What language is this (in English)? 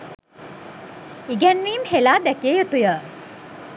Sinhala